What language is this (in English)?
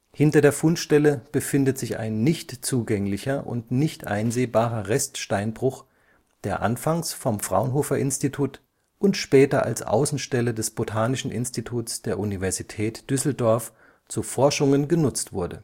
German